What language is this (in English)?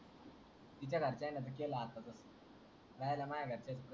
Marathi